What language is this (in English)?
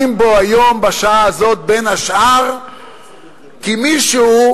Hebrew